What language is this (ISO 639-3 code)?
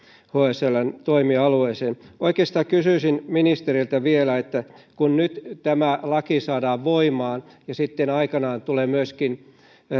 fin